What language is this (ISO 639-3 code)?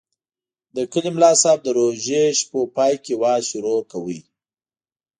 pus